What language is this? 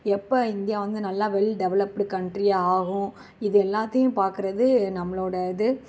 Tamil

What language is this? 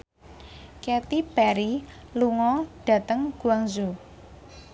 Javanese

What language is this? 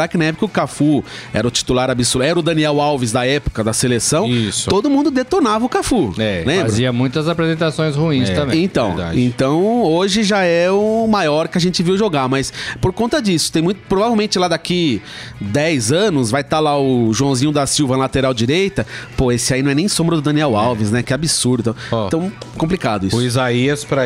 Portuguese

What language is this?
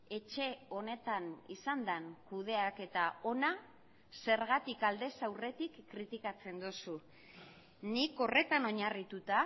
Basque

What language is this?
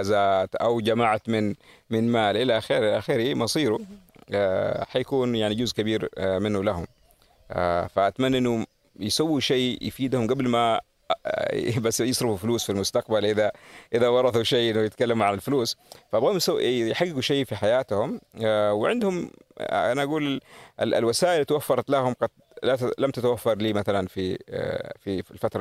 Arabic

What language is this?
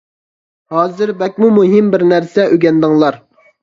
Uyghur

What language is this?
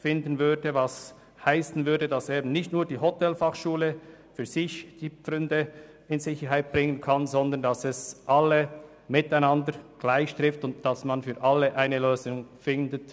Swiss German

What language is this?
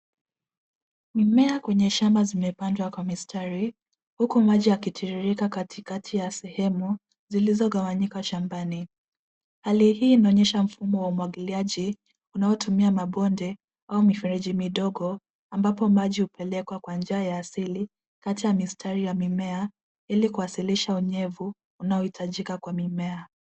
Swahili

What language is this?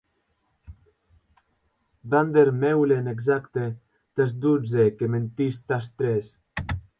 Occitan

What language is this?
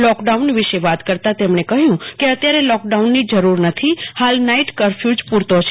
Gujarati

